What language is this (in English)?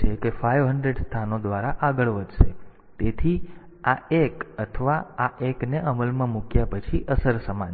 Gujarati